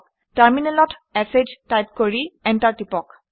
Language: Assamese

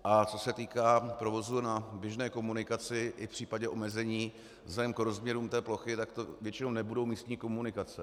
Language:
Czech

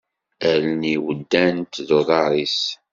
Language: Kabyle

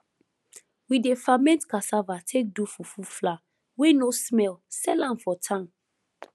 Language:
Nigerian Pidgin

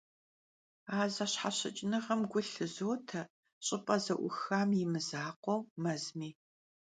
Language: Kabardian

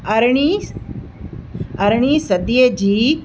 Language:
Sindhi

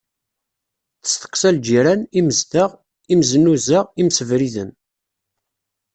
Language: Kabyle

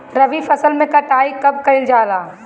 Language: Bhojpuri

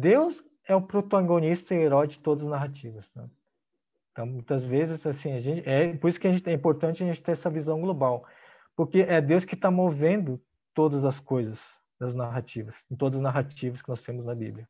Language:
Portuguese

